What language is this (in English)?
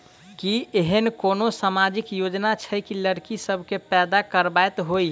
Maithili